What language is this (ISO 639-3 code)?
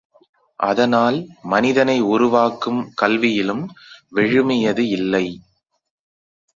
tam